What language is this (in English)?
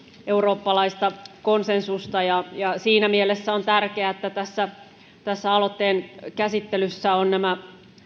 Finnish